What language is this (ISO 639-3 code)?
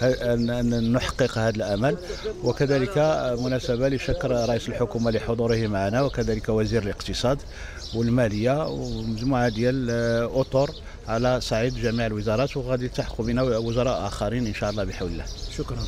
ara